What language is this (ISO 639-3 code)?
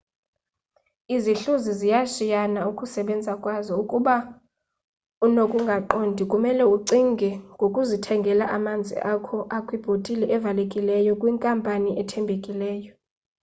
xho